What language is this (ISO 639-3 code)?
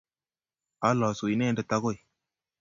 kln